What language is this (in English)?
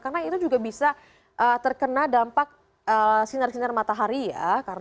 Indonesian